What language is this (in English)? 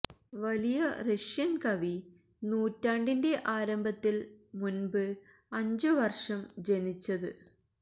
Malayalam